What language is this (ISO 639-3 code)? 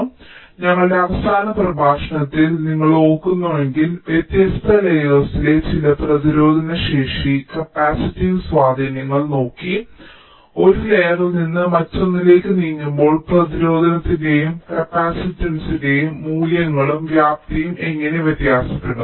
mal